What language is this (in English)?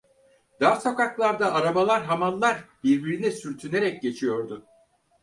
Turkish